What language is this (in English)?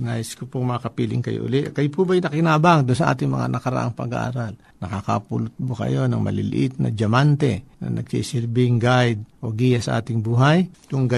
Filipino